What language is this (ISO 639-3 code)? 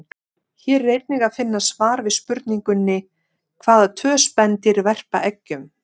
isl